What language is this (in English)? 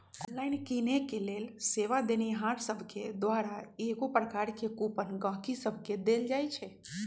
Magahi